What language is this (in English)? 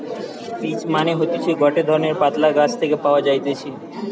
Bangla